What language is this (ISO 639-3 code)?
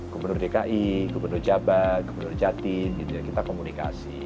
ind